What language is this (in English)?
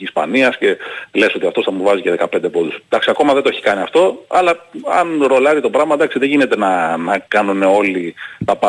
Greek